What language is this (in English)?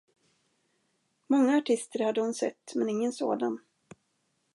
Swedish